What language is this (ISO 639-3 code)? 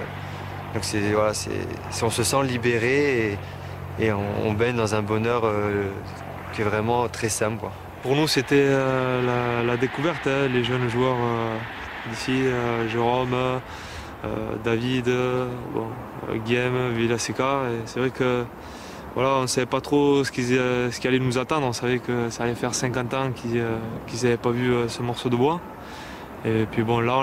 fra